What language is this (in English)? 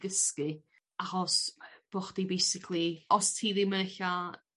Welsh